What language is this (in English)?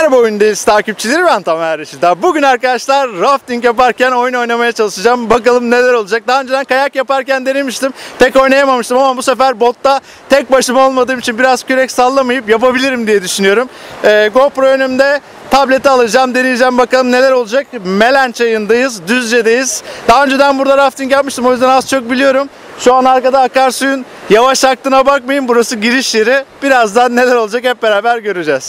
Turkish